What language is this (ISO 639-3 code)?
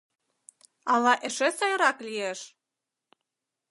chm